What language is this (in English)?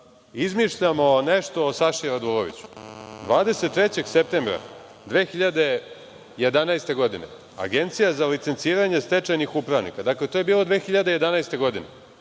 Serbian